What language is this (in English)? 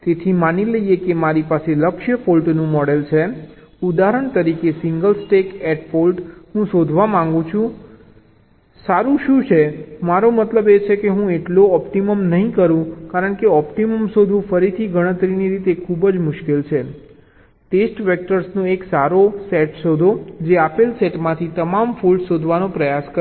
Gujarati